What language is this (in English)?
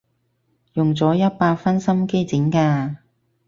Cantonese